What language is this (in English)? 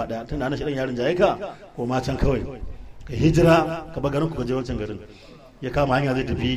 Arabic